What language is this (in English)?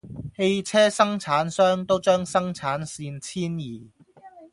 Cantonese